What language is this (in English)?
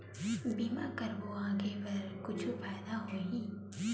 Chhattisgarhi